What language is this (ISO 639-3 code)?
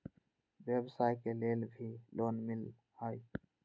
mag